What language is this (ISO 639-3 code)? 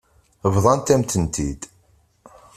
kab